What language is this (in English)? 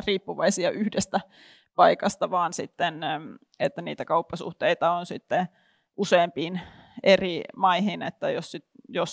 Finnish